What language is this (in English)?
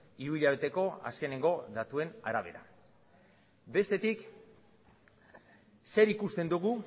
Basque